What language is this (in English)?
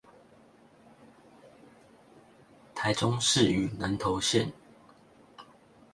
Chinese